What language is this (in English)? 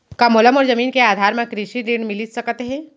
Chhattisgarhi